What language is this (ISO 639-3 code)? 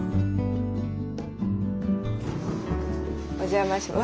jpn